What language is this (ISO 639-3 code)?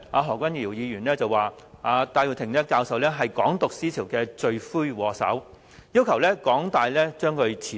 yue